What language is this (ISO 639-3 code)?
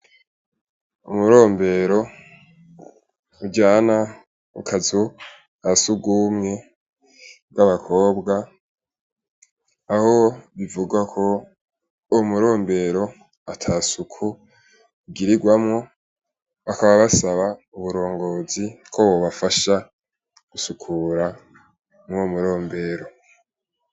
run